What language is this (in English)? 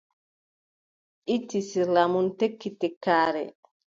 Adamawa Fulfulde